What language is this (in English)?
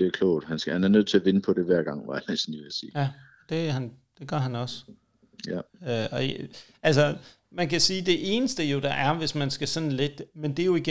Danish